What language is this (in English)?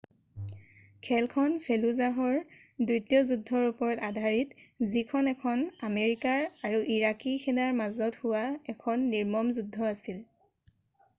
Assamese